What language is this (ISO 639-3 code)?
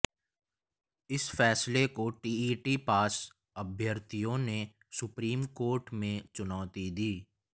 hin